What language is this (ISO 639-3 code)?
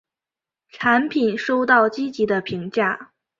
zho